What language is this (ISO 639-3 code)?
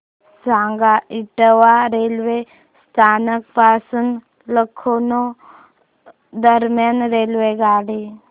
mar